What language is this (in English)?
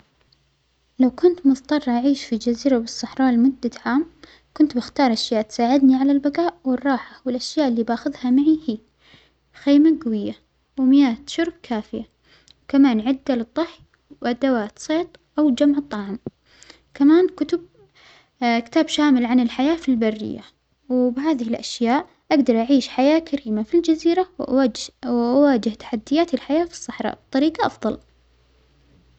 Omani Arabic